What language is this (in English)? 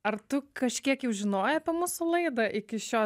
Lithuanian